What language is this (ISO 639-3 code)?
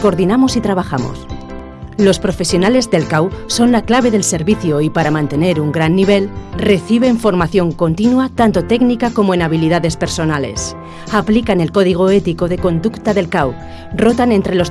spa